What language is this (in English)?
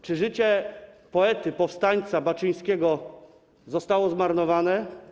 Polish